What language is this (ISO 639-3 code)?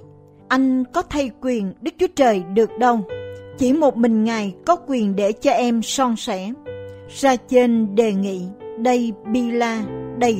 vie